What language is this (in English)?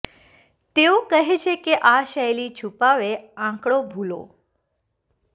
Gujarati